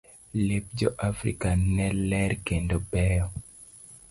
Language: Luo (Kenya and Tanzania)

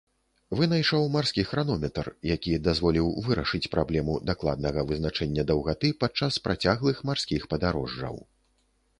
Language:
Belarusian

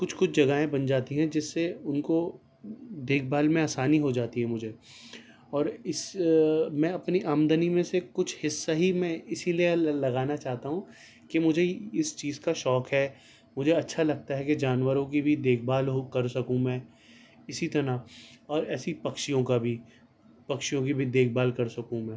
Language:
Urdu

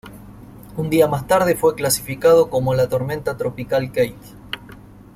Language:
Spanish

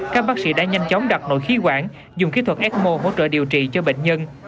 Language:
Vietnamese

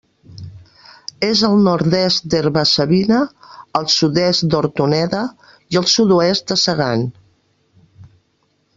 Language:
Catalan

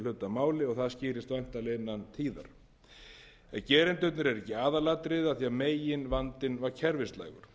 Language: Icelandic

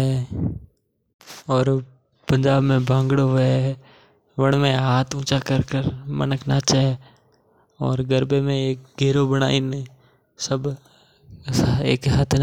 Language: Mewari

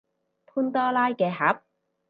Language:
Cantonese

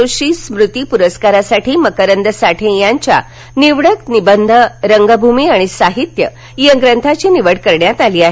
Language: Marathi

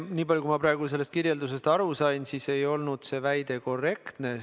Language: Estonian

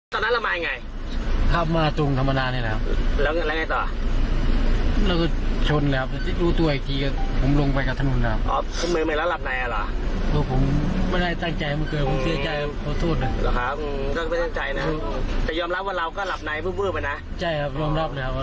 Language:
Thai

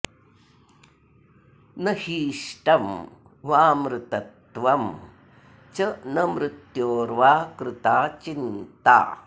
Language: Sanskrit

